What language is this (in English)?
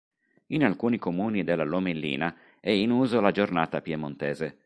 Italian